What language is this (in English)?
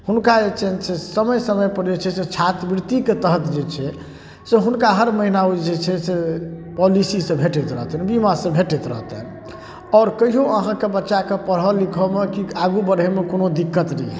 Maithili